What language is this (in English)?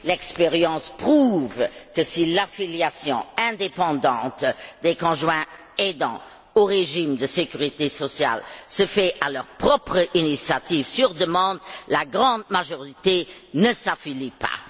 French